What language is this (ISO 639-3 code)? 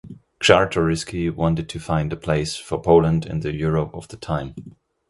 eng